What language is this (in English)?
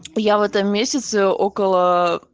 Russian